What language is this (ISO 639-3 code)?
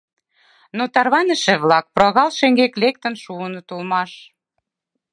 chm